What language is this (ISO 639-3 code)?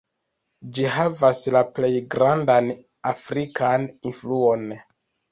epo